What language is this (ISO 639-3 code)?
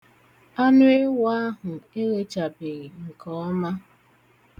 ibo